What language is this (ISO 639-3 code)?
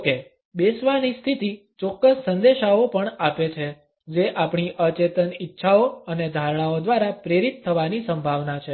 guj